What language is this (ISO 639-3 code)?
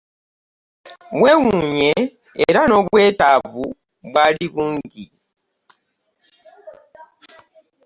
lug